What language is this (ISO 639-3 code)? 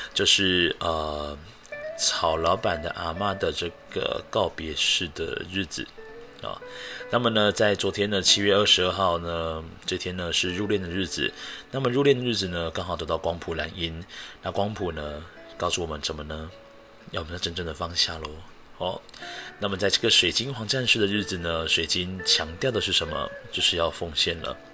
zho